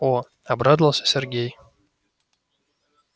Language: Russian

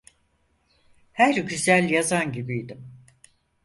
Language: Turkish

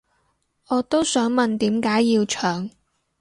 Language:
Cantonese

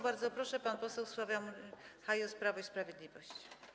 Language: Polish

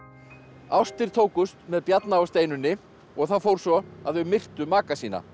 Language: Icelandic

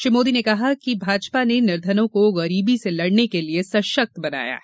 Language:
Hindi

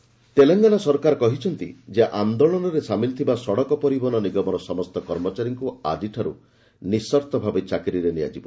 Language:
Odia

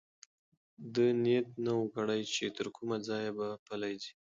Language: Pashto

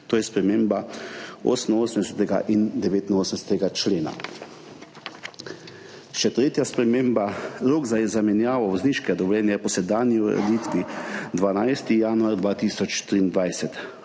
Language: Slovenian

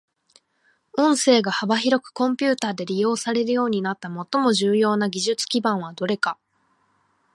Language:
Japanese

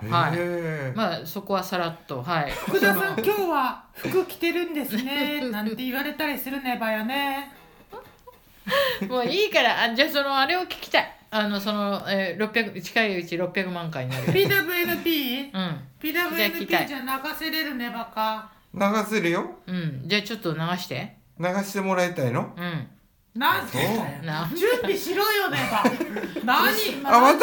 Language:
Japanese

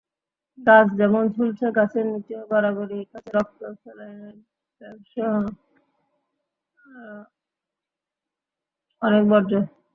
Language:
Bangla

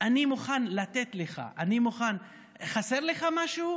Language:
Hebrew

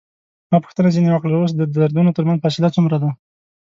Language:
Pashto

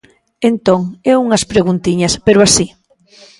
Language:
Galician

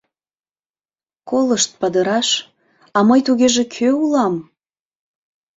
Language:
Mari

